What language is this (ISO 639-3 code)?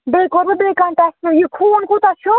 kas